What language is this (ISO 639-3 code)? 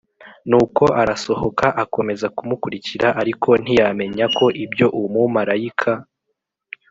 kin